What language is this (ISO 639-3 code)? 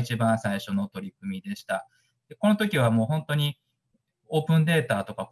jpn